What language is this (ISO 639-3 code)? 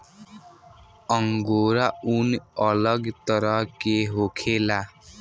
bho